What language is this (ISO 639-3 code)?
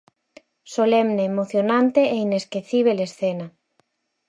glg